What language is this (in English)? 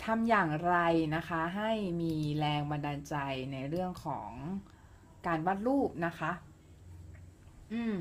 Thai